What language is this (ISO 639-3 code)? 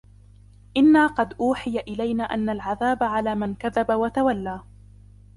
ara